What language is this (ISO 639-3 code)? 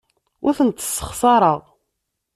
kab